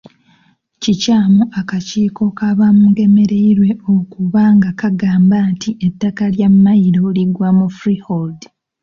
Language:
Ganda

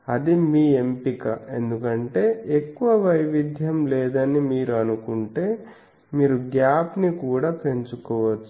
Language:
Telugu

